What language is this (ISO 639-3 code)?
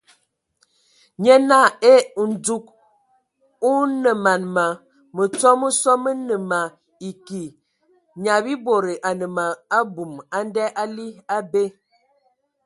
ewo